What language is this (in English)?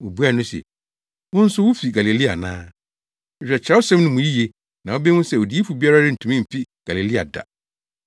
Akan